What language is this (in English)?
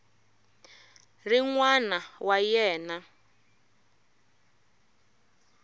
Tsonga